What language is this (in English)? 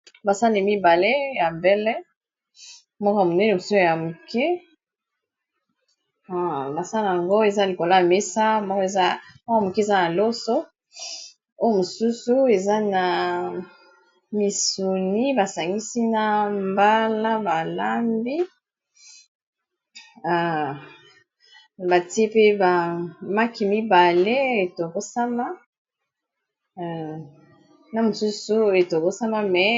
Lingala